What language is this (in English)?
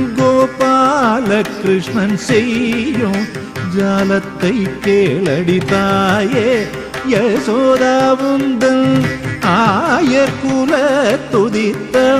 Romanian